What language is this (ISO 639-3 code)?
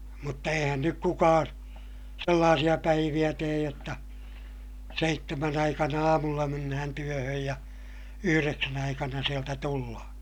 fin